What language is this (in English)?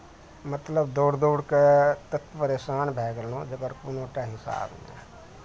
Maithili